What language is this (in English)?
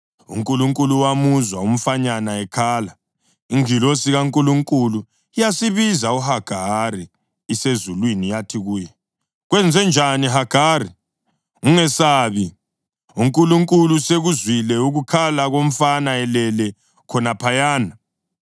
North Ndebele